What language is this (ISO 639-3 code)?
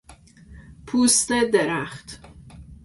fas